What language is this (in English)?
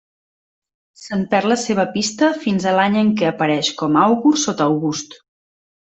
Catalan